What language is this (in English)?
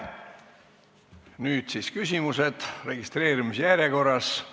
Estonian